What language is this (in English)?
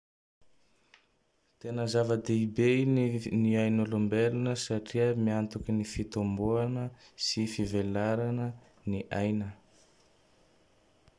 Tandroy-Mahafaly Malagasy